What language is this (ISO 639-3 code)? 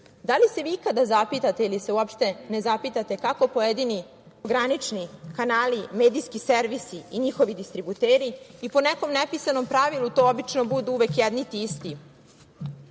srp